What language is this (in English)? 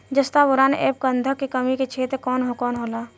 Bhojpuri